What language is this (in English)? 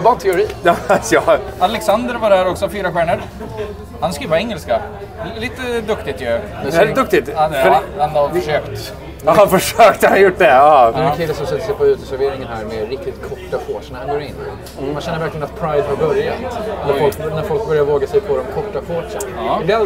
Swedish